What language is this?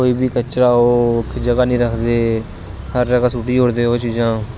Dogri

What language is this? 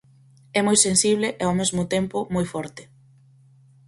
Galician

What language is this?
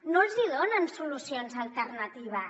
Catalan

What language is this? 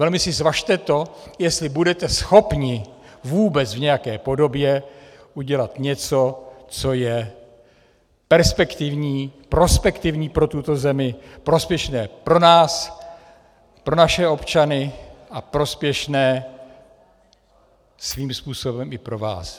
Czech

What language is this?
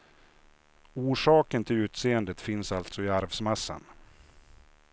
Swedish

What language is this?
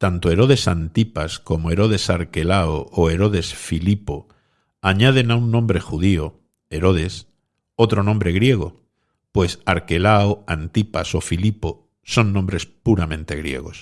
Spanish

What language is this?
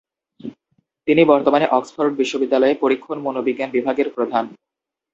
Bangla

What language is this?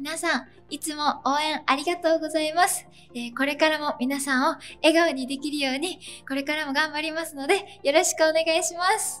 Japanese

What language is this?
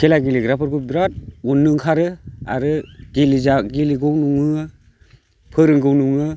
Bodo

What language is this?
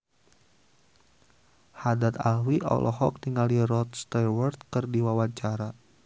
Sundanese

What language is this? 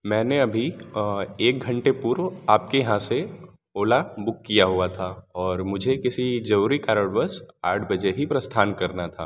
Hindi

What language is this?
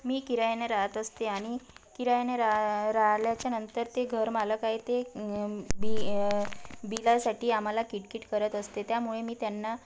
Marathi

